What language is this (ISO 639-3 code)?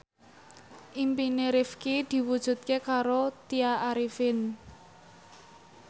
jav